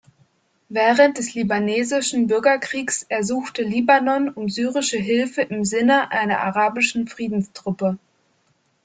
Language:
German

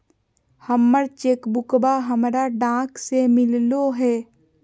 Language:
Magahi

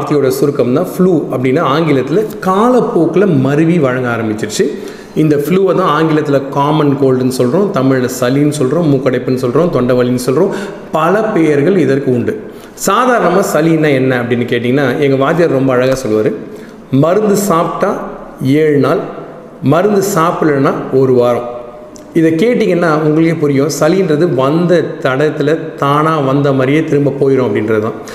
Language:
Tamil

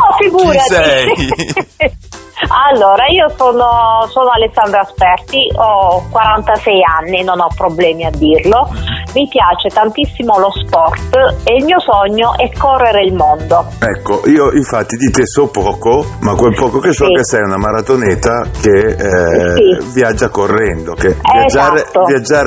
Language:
Italian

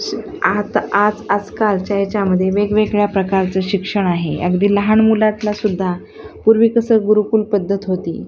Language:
Marathi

